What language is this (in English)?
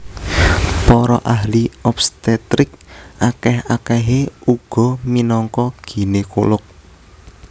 Javanese